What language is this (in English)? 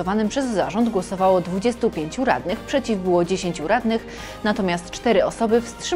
Polish